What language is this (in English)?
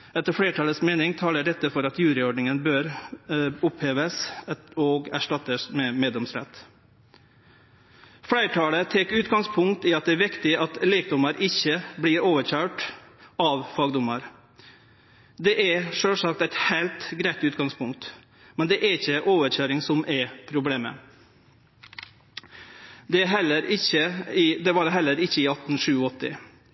Norwegian Nynorsk